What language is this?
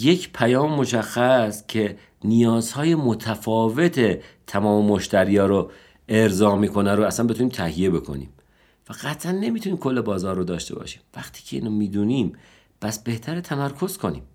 Persian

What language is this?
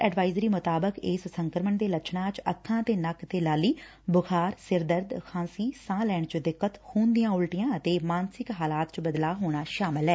Punjabi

